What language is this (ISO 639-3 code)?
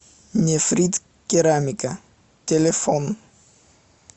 rus